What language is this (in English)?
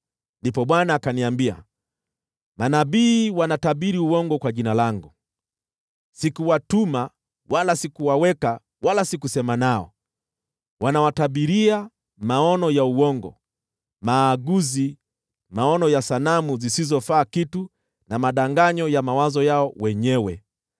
Swahili